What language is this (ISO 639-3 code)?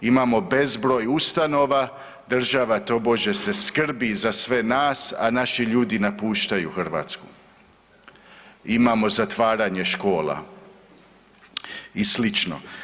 hrv